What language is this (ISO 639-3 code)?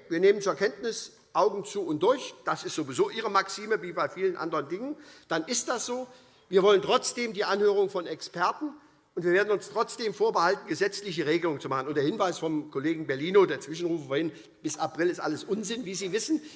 deu